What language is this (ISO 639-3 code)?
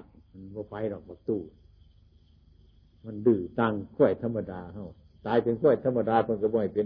tha